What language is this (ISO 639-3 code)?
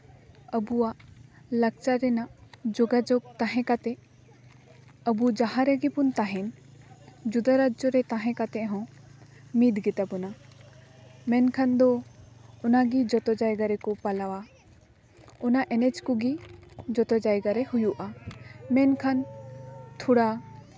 sat